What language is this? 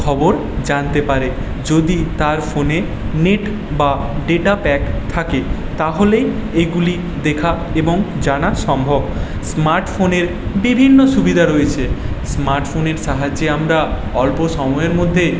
Bangla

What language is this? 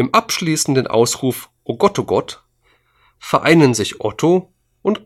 German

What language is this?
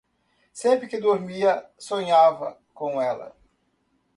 Portuguese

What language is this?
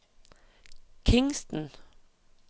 Norwegian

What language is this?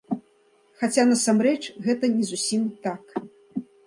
Belarusian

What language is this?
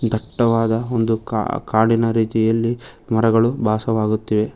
Kannada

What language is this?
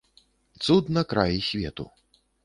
Belarusian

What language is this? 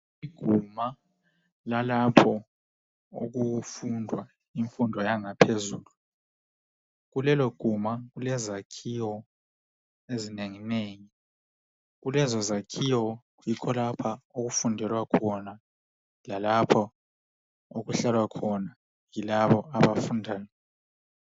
North Ndebele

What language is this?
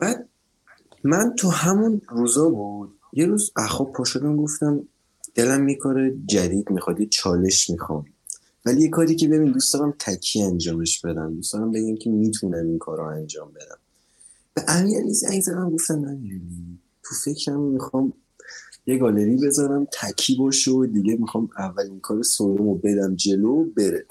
Persian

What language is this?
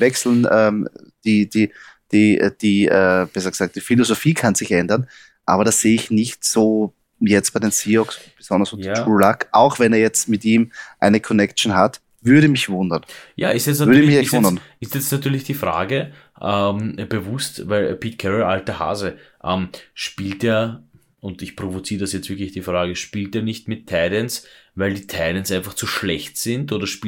German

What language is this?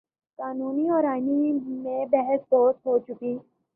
Urdu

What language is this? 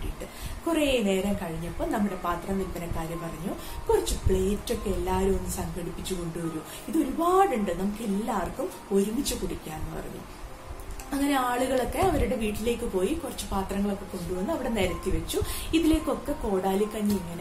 Malayalam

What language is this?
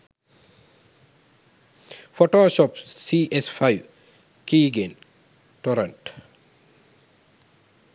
Sinhala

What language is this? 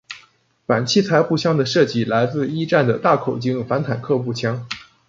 Chinese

